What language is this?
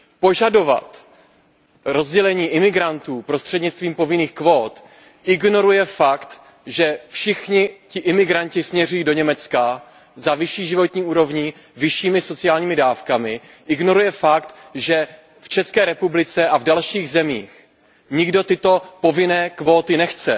Czech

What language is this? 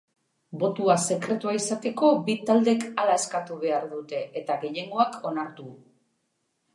Basque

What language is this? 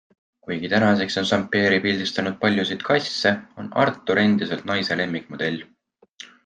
Estonian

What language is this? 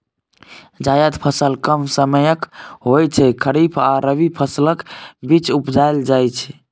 Maithili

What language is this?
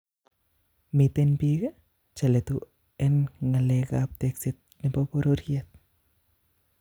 Kalenjin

